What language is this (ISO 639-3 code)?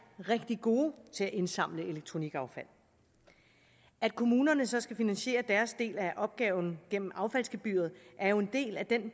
dan